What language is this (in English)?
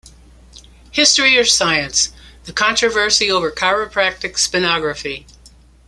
English